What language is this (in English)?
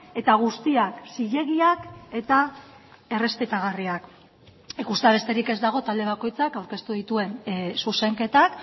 Basque